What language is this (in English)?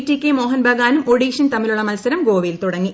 Malayalam